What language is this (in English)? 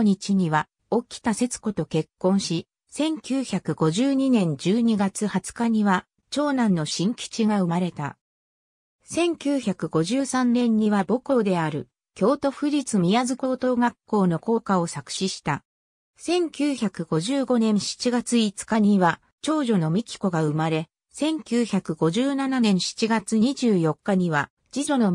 Japanese